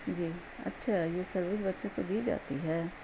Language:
Urdu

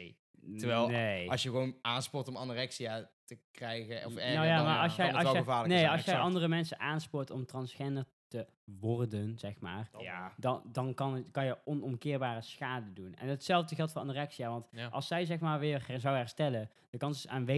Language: Dutch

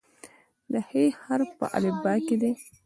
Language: Pashto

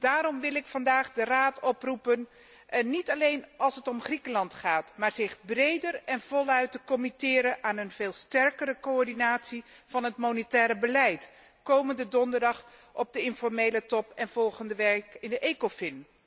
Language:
Dutch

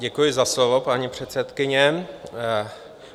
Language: Czech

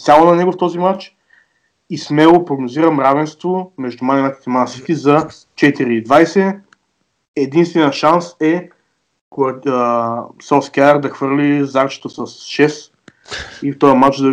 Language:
Bulgarian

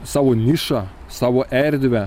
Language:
Lithuanian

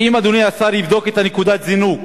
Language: Hebrew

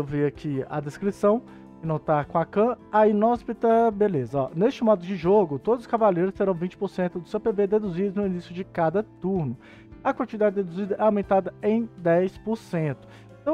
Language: Portuguese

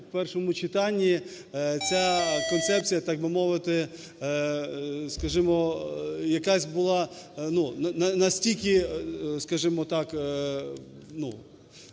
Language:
Ukrainian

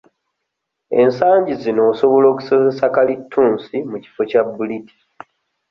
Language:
Ganda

